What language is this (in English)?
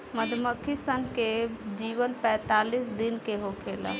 Bhojpuri